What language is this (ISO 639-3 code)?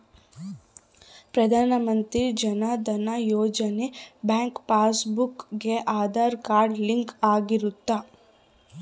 kan